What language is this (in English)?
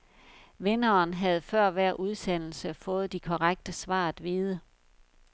Danish